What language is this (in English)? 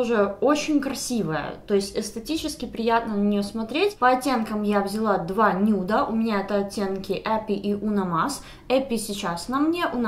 Russian